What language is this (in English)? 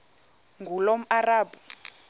Xhosa